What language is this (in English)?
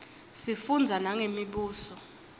Swati